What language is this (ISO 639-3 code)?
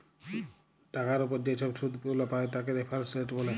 ben